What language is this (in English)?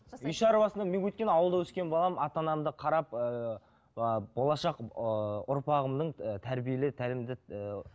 Kazakh